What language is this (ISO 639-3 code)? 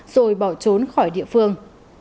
vie